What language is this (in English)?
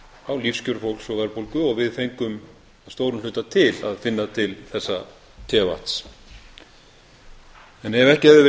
Icelandic